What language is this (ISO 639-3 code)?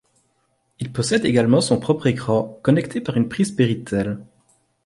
fra